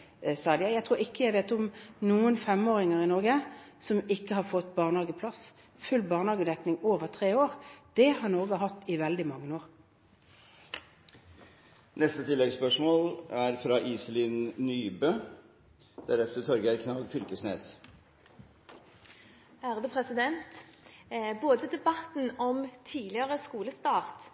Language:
Norwegian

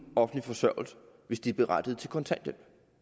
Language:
Danish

